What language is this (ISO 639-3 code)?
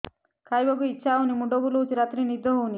ori